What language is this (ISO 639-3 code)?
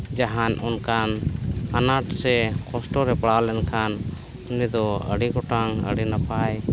sat